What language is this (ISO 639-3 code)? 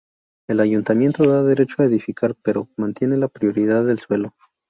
spa